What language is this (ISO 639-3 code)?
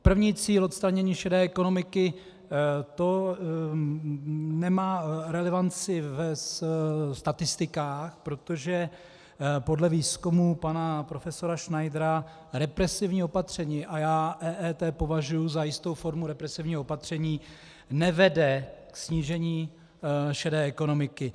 ces